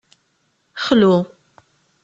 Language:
Kabyle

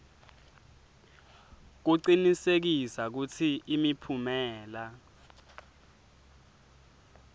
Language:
Swati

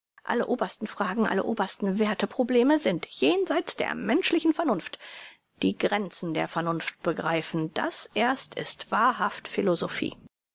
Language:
German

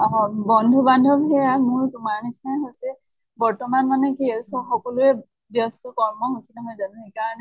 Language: Assamese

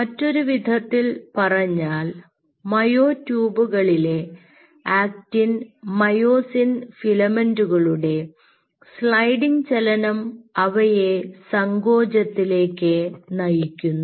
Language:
Malayalam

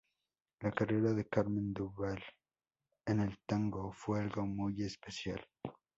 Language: Spanish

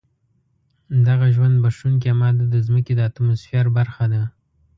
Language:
Pashto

